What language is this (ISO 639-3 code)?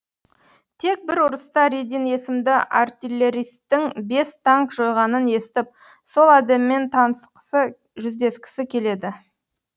kaz